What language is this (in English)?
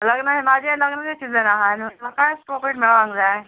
Konkani